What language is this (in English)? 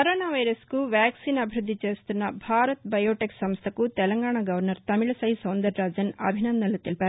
Telugu